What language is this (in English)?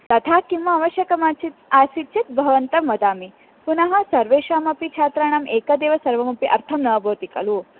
Sanskrit